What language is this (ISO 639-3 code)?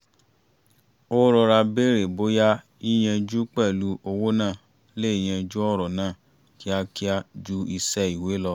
yor